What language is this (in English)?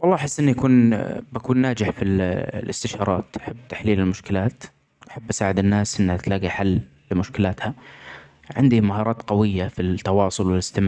Omani Arabic